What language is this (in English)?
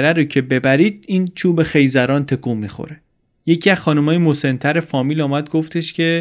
Persian